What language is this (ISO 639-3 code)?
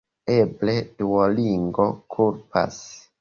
epo